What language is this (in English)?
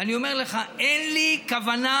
Hebrew